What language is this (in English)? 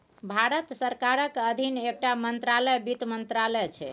Maithili